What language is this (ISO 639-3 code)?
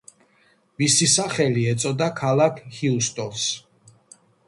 kat